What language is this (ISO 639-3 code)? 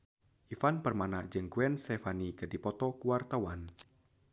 sun